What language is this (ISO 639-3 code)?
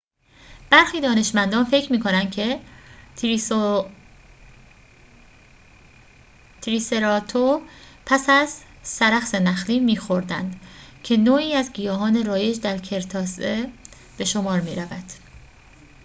fas